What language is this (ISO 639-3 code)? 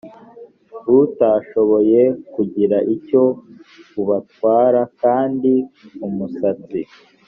kin